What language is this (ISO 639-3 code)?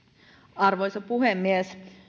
fin